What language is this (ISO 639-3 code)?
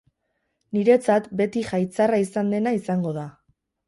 eus